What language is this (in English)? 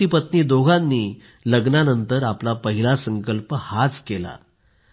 Marathi